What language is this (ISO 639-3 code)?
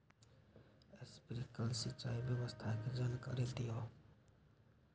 mag